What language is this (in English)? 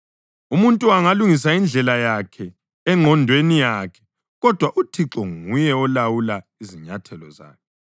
North Ndebele